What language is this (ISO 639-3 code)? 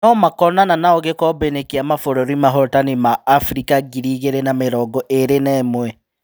kik